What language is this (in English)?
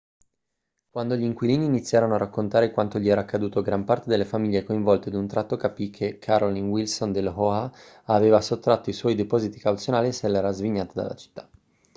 Italian